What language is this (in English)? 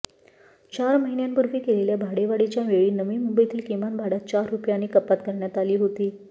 Marathi